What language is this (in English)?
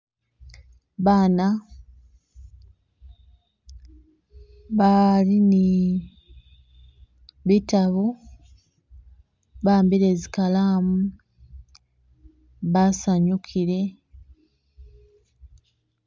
Masaaba